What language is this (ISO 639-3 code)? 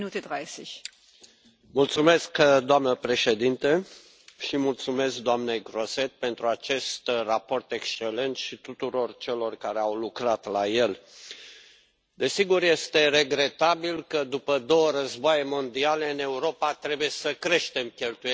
ron